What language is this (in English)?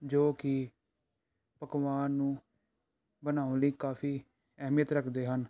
Punjabi